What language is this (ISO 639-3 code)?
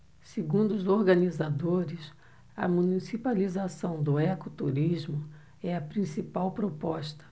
por